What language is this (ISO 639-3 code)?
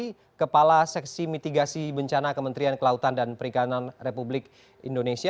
ind